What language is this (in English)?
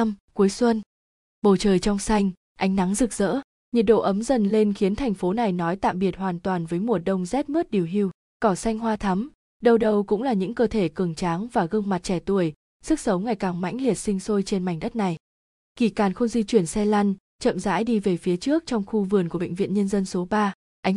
Vietnamese